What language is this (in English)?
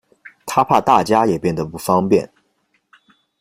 Chinese